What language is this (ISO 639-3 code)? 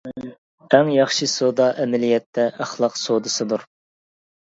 uig